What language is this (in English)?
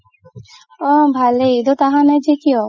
Assamese